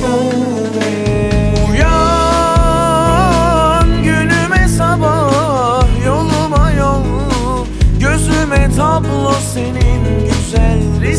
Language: Turkish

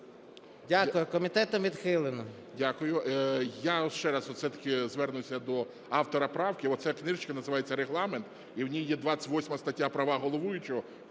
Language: Ukrainian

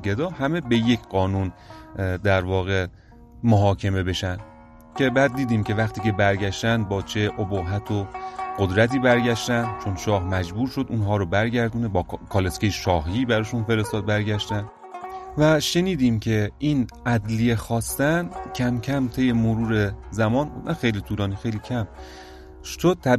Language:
Persian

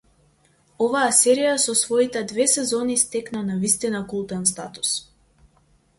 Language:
Macedonian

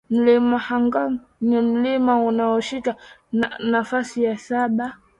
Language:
Swahili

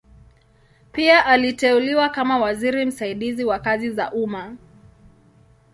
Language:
Swahili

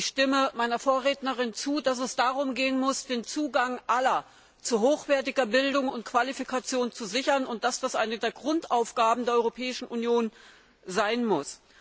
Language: German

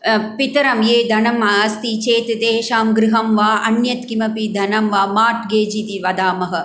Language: Sanskrit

